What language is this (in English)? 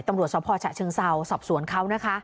Thai